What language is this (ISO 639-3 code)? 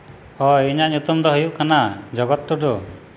sat